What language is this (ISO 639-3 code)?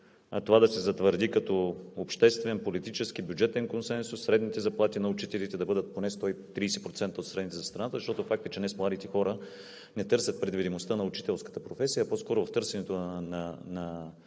bul